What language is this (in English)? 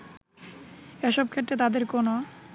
Bangla